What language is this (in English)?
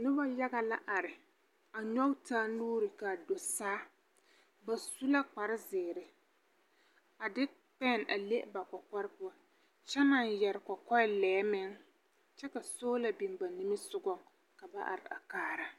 Southern Dagaare